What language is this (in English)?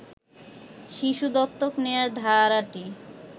Bangla